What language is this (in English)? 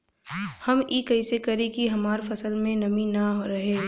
Bhojpuri